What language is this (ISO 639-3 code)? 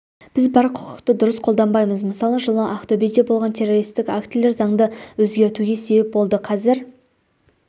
kaz